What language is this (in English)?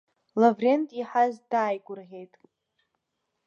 Abkhazian